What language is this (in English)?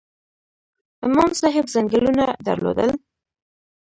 Pashto